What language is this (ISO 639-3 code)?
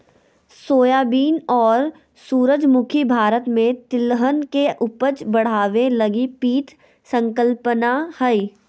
mag